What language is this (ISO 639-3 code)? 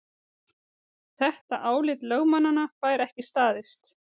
isl